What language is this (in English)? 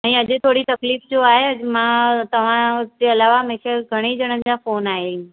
Sindhi